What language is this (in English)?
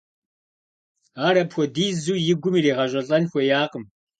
Kabardian